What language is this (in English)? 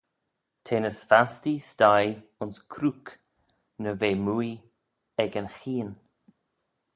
Manx